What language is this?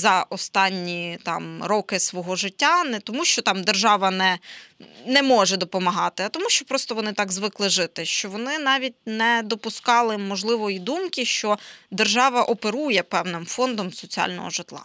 Ukrainian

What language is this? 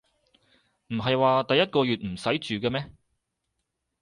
Cantonese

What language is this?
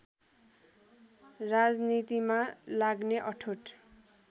Nepali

